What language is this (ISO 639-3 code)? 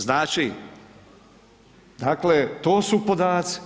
hrv